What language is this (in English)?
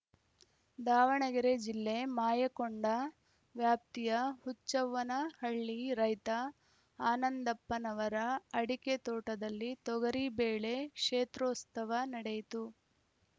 Kannada